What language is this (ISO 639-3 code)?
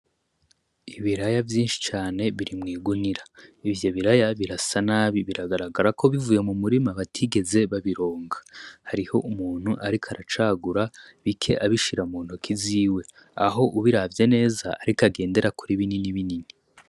run